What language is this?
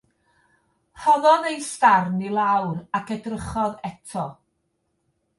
Welsh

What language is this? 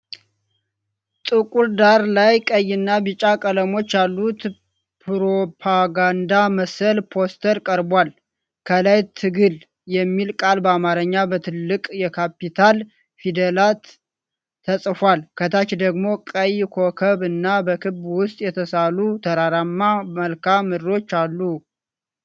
Amharic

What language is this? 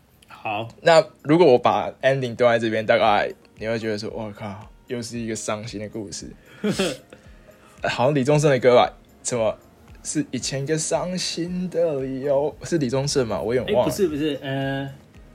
Chinese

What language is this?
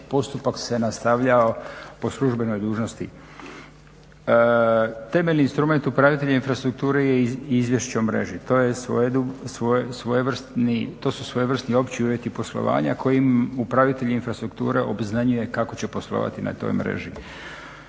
Croatian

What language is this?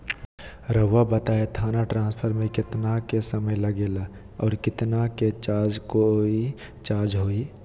Magahi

